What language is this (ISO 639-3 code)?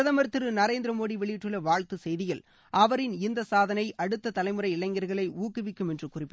tam